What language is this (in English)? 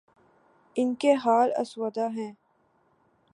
Urdu